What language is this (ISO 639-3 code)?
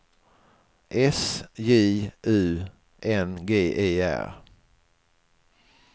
swe